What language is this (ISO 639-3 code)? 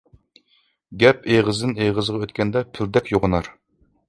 uig